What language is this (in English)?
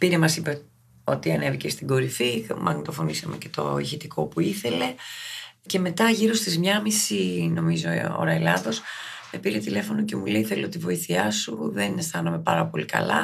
Greek